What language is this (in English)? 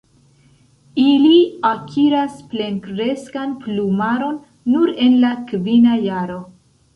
Esperanto